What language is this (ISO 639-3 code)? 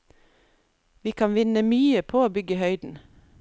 nor